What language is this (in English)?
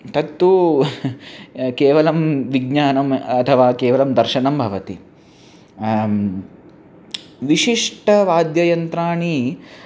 Sanskrit